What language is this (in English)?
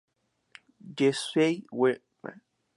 Spanish